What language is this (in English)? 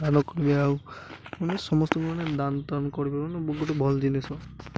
Odia